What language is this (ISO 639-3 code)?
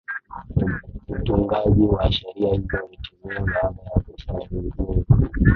swa